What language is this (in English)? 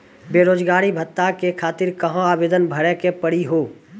Maithili